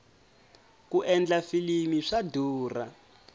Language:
Tsonga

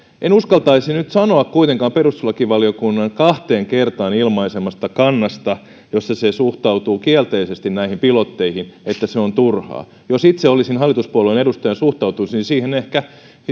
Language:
Finnish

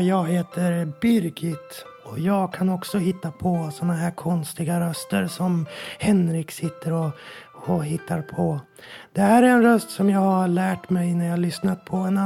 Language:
Swedish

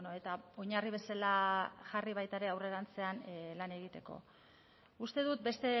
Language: Basque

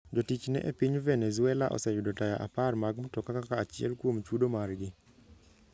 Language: Luo (Kenya and Tanzania)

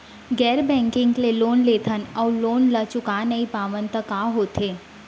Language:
Chhattisgarhi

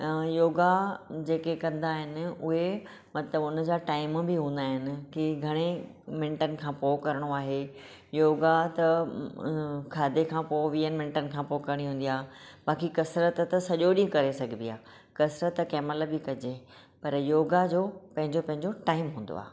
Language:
Sindhi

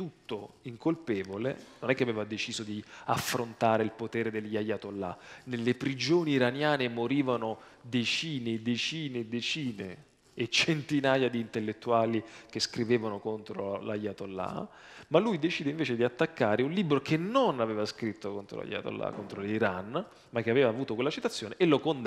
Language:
Italian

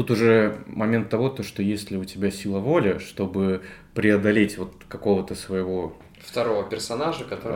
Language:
Russian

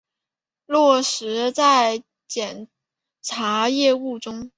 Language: Chinese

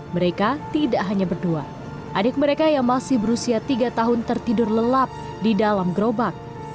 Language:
Indonesian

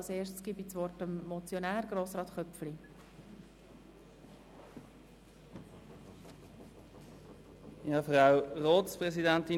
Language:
Swiss German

